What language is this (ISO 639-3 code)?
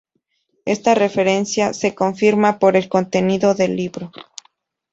spa